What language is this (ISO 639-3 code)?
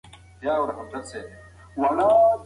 pus